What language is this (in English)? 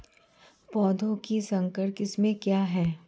Hindi